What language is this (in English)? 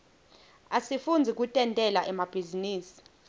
Swati